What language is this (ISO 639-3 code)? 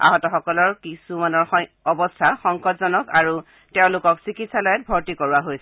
asm